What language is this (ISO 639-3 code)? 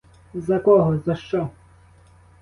ukr